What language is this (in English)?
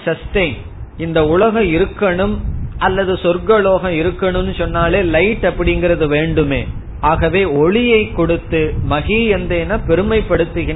Tamil